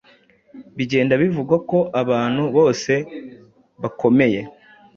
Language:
Kinyarwanda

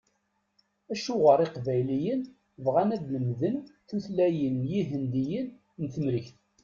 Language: Kabyle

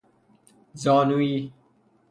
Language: Persian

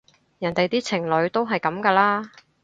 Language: Cantonese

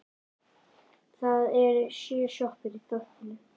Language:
Icelandic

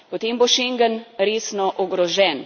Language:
Slovenian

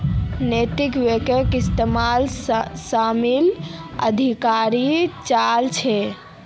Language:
Magahi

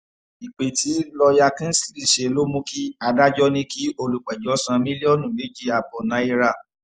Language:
Yoruba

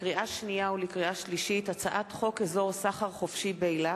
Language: Hebrew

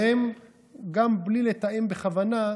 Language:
Hebrew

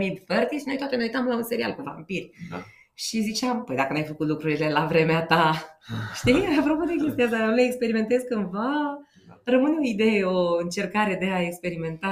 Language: Romanian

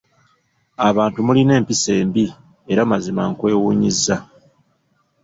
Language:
Ganda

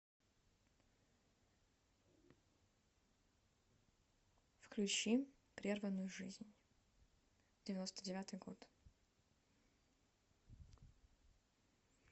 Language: Russian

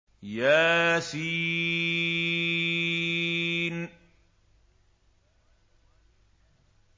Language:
Arabic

